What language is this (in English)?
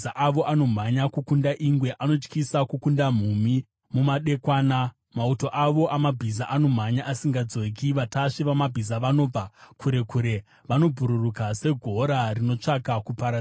Shona